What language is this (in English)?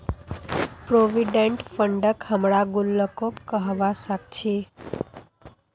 Magahi